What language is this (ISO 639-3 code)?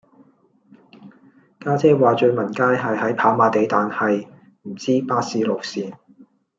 yue